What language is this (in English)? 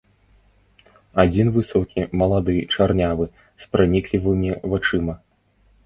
Belarusian